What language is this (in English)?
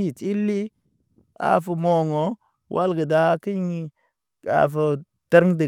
Naba